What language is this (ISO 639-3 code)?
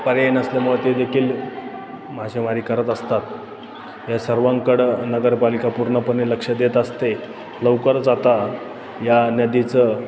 mar